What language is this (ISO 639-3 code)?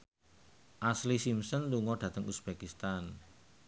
jav